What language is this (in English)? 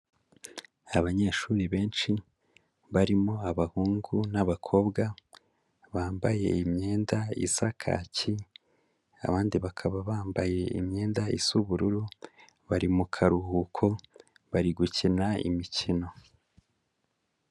Kinyarwanda